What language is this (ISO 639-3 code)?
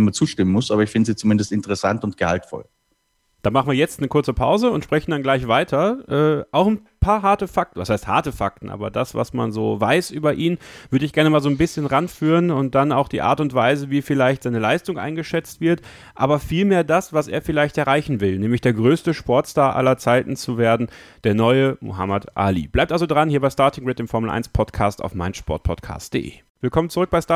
deu